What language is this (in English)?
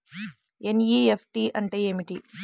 Telugu